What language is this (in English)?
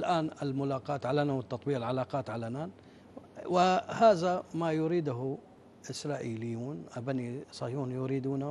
Arabic